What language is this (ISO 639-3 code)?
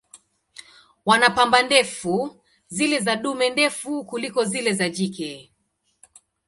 swa